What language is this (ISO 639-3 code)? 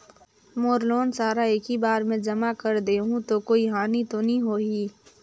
hne